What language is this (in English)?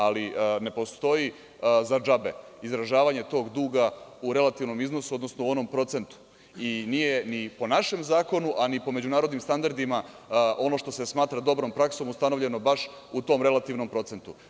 Serbian